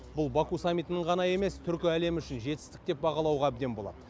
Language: Kazakh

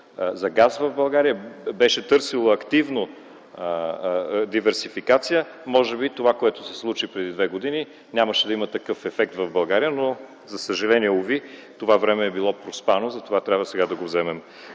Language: Bulgarian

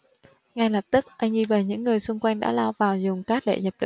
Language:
Vietnamese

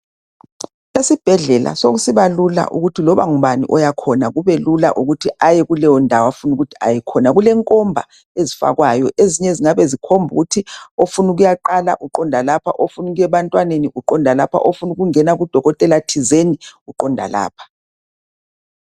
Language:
North Ndebele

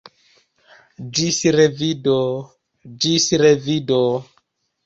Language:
Esperanto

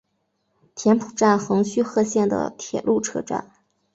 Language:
Chinese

